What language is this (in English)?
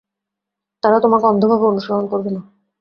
Bangla